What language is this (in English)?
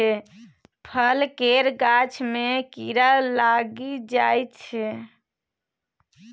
Maithili